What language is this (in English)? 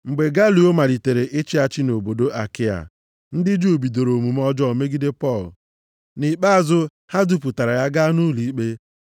Igbo